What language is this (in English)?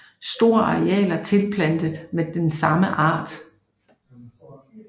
Danish